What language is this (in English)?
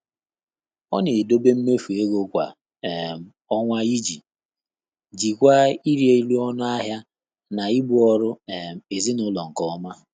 Igbo